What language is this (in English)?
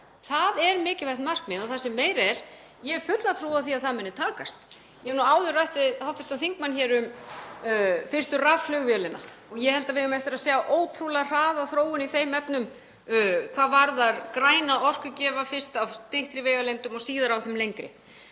Icelandic